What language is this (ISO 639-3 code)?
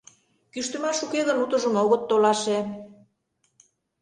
chm